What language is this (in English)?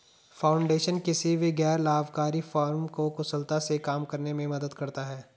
Hindi